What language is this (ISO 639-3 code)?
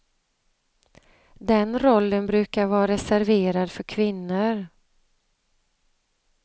swe